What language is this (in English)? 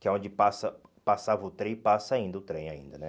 Portuguese